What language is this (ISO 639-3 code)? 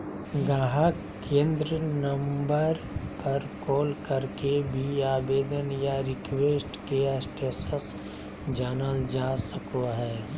mag